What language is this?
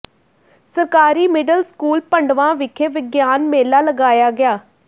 Punjabi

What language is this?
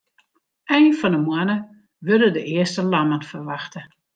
Western Frisian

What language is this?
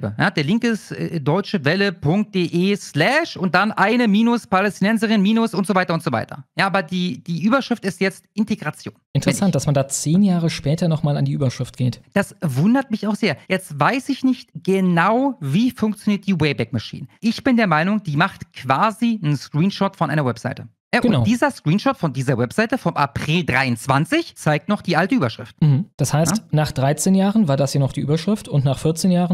German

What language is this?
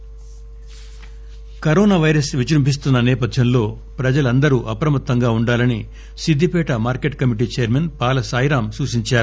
Telugu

